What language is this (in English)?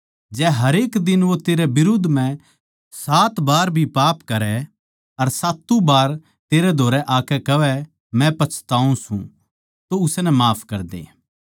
Haryanvi